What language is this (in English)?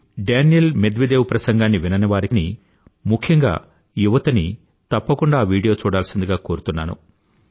Telugu